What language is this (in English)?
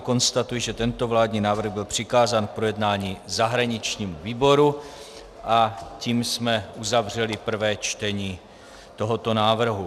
Czech